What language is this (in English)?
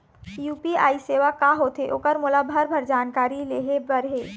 Chhattisgarhi